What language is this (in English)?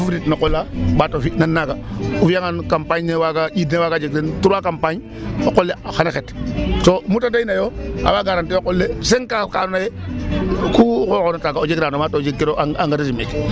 Serer